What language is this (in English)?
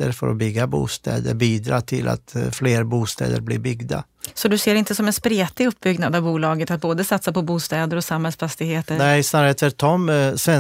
Swedish